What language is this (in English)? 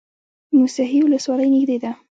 Pashto